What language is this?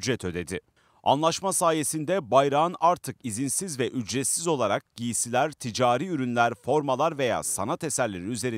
Turkish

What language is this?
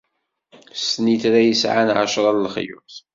Kabyle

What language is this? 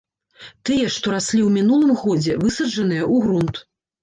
Belarusian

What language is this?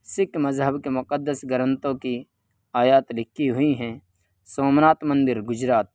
Urdu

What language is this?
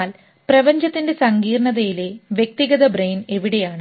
Malayalam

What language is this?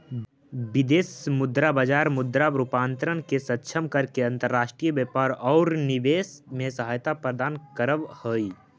Magahi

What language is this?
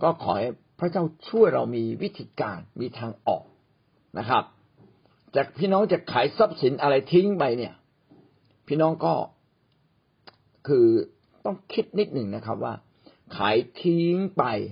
Thai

